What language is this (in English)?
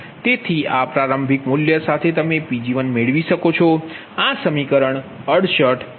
Gujarati